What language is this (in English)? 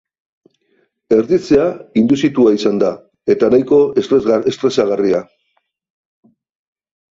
Basque